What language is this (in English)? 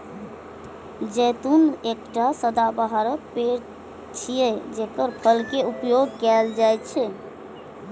Maithili